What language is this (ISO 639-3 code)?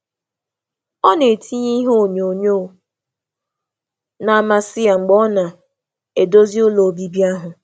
ibo